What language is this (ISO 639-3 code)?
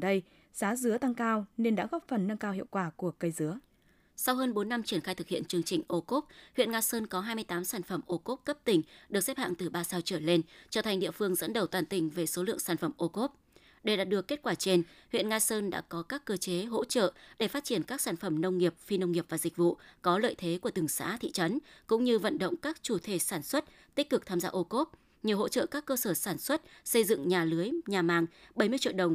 vie